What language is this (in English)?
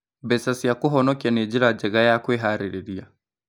Kikuyu